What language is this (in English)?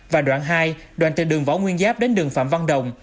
Vietnamese